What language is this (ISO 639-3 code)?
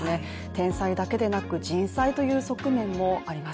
jpn